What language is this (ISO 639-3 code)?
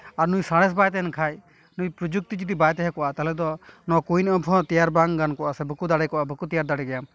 sat